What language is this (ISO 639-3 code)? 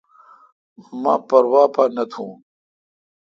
xka